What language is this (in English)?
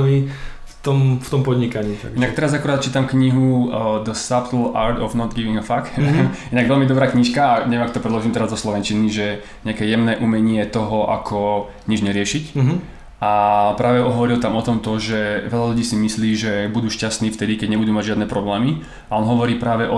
Slovak